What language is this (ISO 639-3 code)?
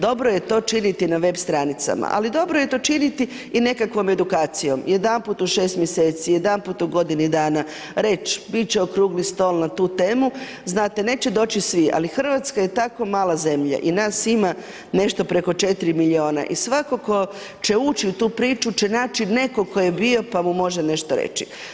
hrv